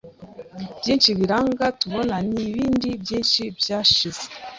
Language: Kinyarwanda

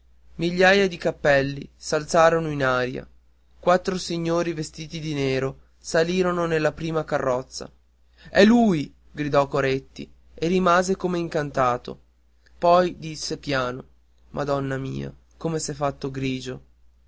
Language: Italian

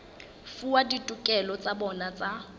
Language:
Southern Sotho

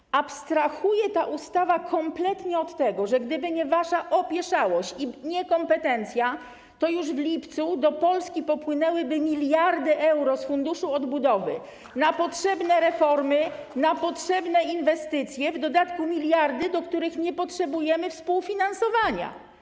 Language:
Polish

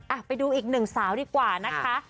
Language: Thai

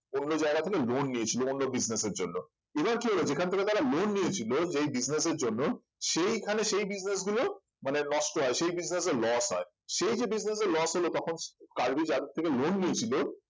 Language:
Bangla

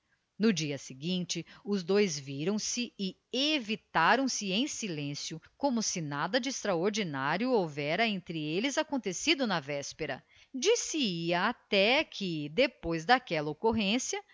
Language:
Portuguese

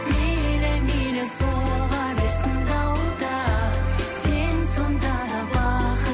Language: Kazakh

